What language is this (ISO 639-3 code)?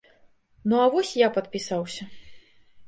bel